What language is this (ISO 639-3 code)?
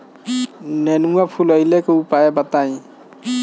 bho